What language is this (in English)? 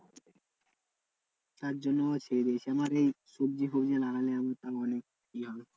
Bangla